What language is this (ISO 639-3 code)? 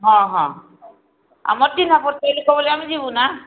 ori